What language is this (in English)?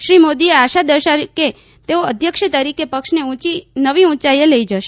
Gujarati